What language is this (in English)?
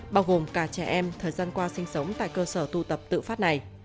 Vietnamese